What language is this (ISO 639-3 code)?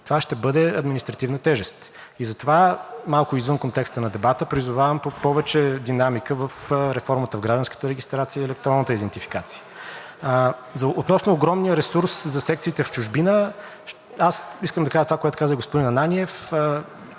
bul